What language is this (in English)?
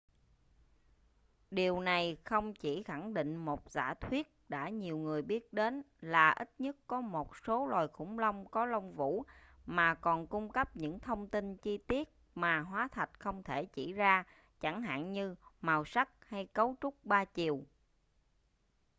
Vietnamese